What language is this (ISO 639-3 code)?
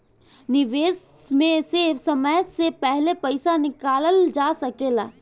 bho